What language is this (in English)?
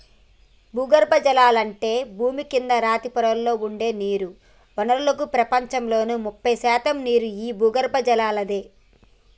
Telugu